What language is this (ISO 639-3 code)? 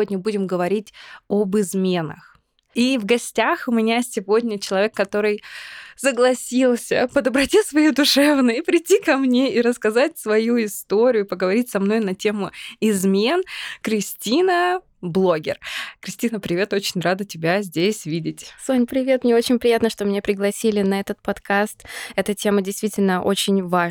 rus